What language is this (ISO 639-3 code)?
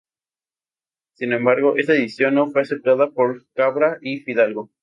spa